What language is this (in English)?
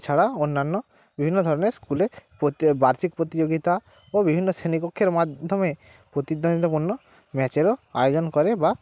Bangla